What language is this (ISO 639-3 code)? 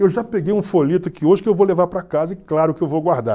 por